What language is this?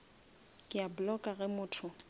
Northern Sotho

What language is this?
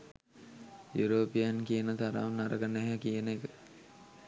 Sinhala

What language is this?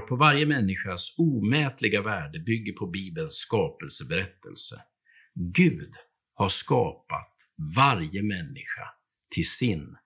Swedish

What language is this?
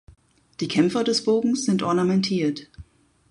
German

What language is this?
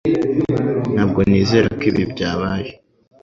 Kinyarwanda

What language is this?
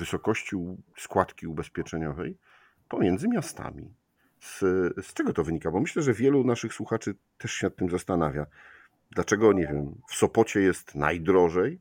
Polish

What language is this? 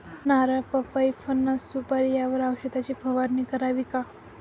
Marathi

